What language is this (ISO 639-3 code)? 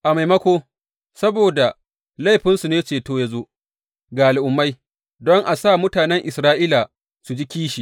hau